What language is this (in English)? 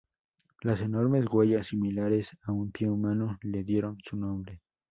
Spanish